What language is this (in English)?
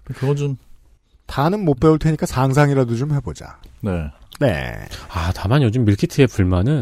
Korean